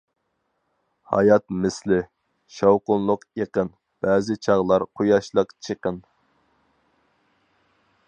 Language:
Uyghur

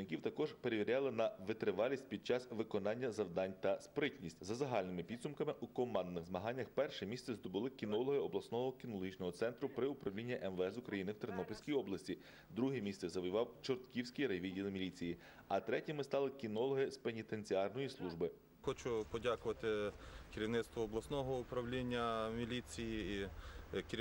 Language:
Ukrainian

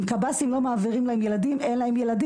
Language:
Hebrew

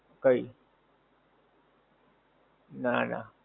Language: Gujarati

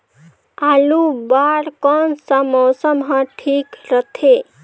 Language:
Chhattisgarhi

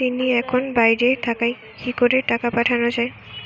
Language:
Bangla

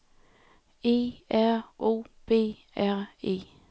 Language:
Danish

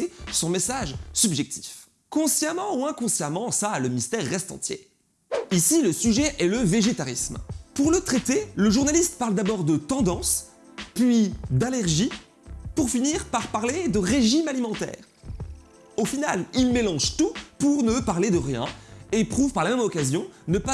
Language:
French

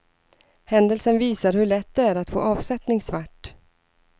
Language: Swedish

